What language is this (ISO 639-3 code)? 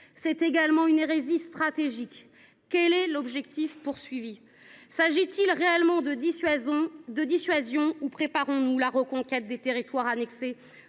fra